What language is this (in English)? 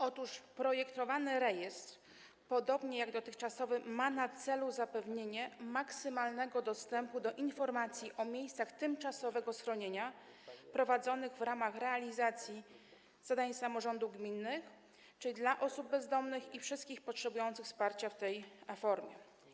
Polish